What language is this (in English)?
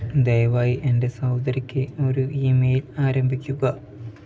Malayalam